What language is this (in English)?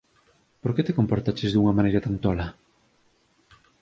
Galician